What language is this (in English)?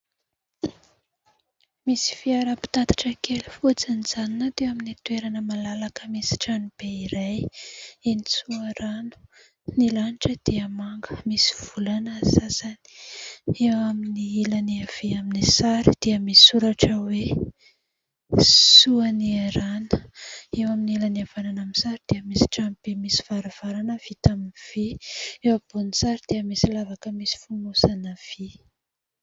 Malagasy